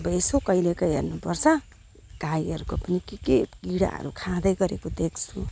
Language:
Nepali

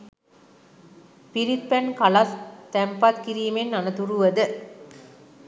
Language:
Sinhala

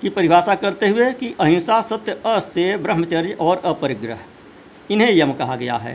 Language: Hindi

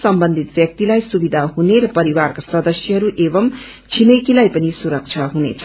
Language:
Nepali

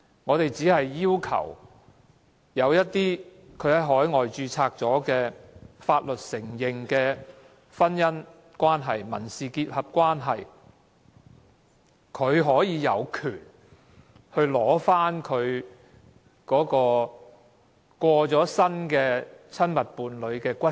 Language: Cantonese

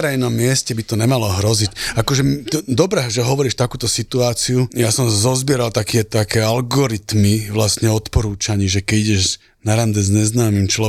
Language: Slovak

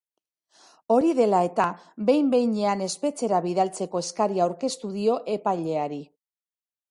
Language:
Basque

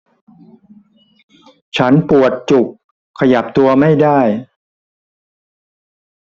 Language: Thai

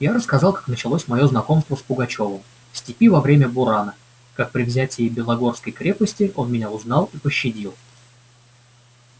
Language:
Russian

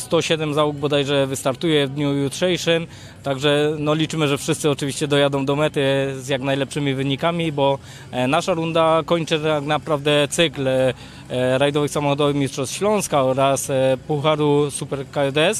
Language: Polish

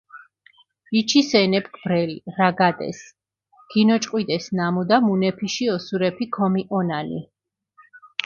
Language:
Mingrelian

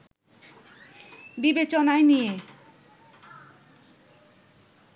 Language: Bangla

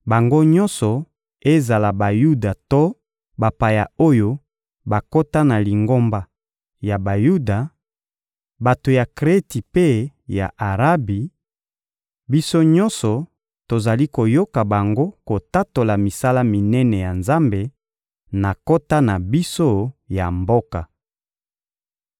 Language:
Lingala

